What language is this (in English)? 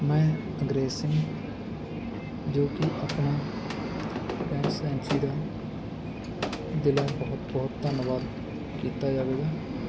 Punjabi